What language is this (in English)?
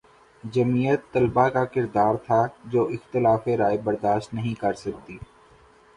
Urdu